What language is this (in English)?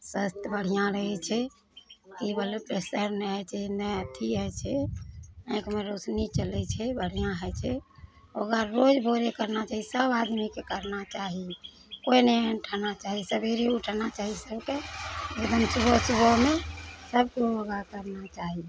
Maithili